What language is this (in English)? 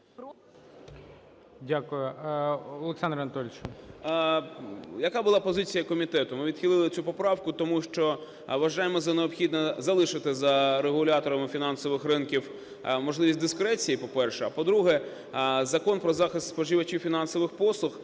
Ukrainian